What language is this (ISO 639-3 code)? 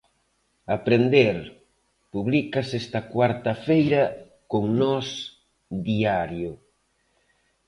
glg